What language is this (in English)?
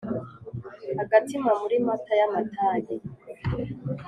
Kinyarwanda